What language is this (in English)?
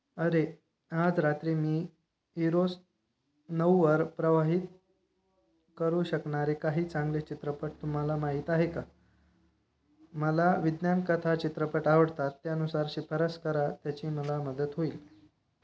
Marathi